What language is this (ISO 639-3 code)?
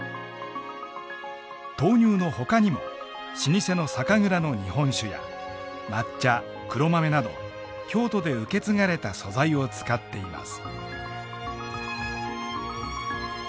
jpn